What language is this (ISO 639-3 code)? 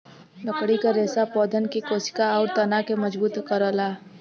bho